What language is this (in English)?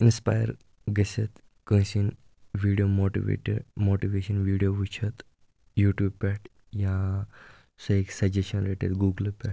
Kashmiri